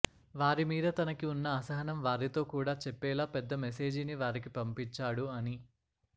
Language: Telugu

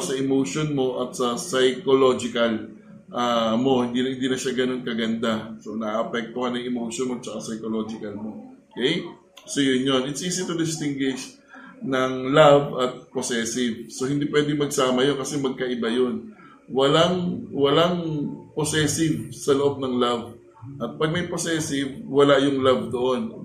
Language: Filipino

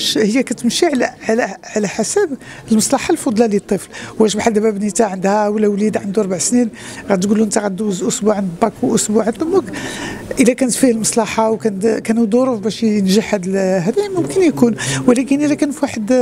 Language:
Arabic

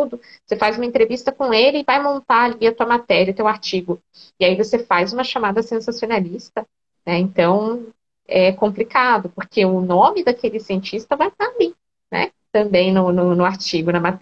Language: Portuguese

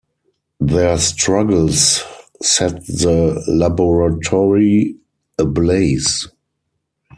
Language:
English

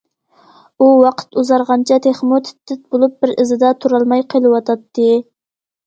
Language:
Uyghur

